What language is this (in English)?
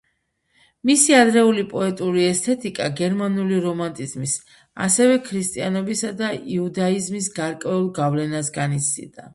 Georgian